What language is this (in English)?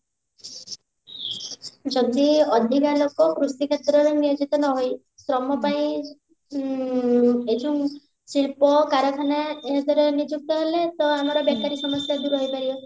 Odia